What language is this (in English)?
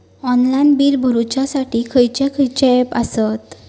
Marathi